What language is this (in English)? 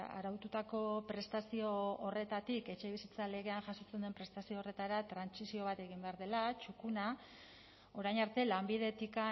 Basque